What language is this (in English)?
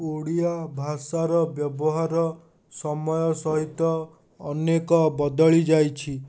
Odia